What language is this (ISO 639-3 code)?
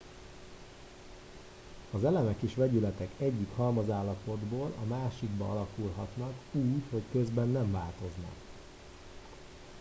hun